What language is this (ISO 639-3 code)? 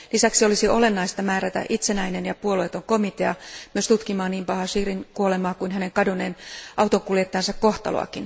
fin